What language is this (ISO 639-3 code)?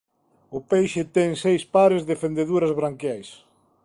glg